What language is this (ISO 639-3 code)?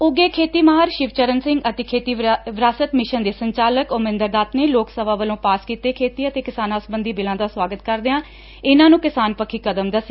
pan